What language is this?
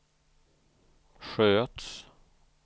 Swedish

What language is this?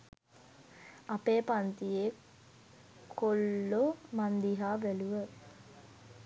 Sinhala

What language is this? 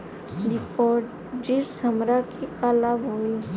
Bhojpuri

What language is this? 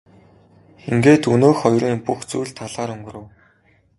Mongolian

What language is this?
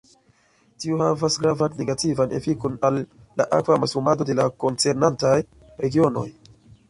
Esperanto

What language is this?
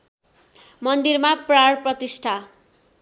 Nepali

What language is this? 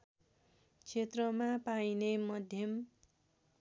Nepali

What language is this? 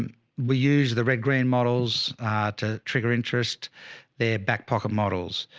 English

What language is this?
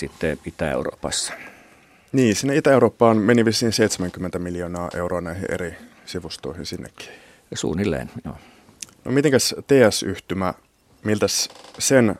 Finnish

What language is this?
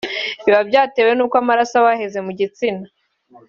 Kinyarwanda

